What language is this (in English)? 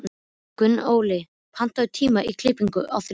Icelandic